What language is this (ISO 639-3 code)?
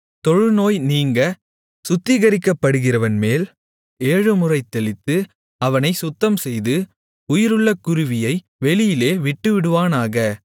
tam